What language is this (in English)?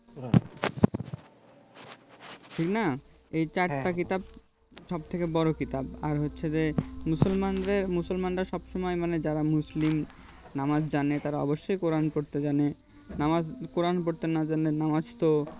Bangla